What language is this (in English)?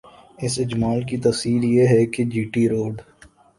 Urdu